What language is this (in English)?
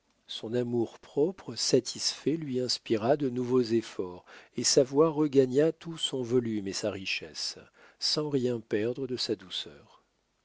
French